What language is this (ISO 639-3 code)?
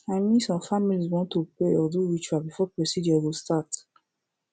pcm